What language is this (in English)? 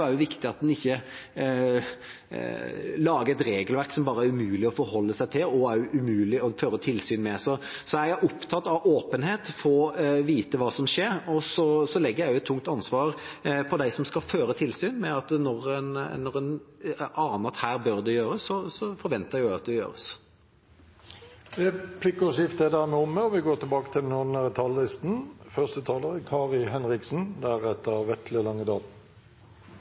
Norwegian